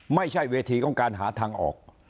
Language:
Thai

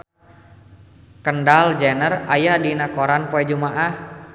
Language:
Sundanese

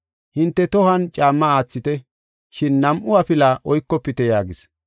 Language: Gofa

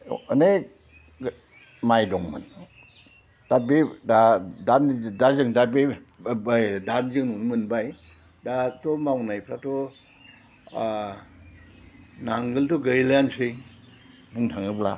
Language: Bodo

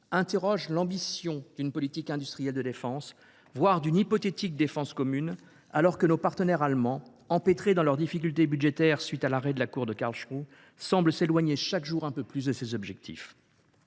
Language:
French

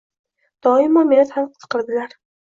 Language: Uzbek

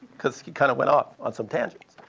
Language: English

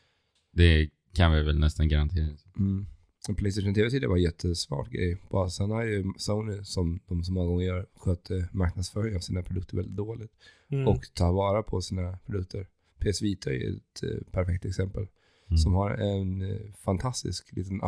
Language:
Swedish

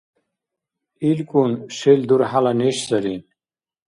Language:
Dargwa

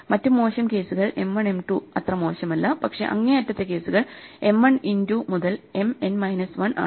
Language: Malayalam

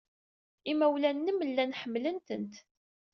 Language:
Kabyle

